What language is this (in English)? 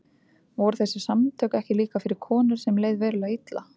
Icelandic